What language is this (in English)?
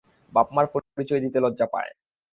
Bangla